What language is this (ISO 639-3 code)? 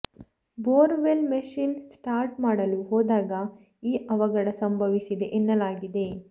kan